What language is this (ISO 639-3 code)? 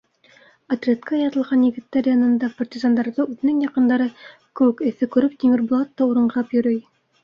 bak